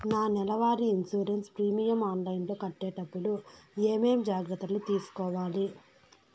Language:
Telugu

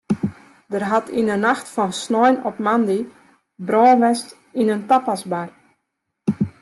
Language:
Western Frisian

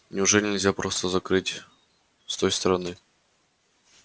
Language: Russian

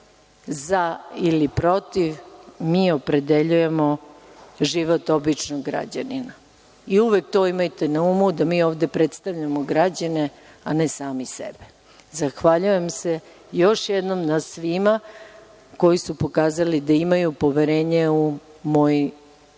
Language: Serbian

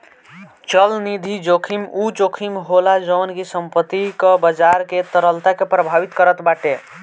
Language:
Bhojpuri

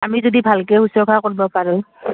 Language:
Assamese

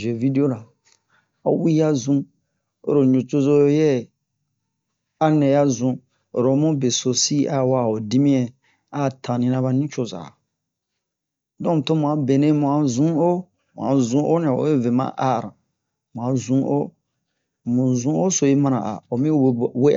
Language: Bomu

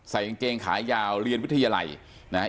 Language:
Thai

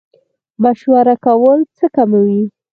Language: Pashto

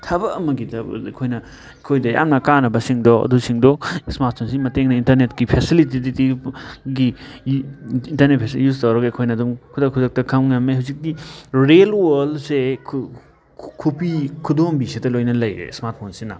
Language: Manipuri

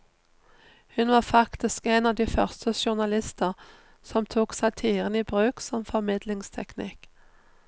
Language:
Norwegian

